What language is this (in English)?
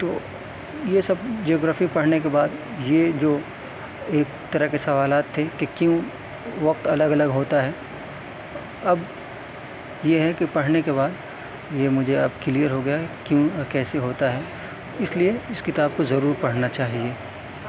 Urdu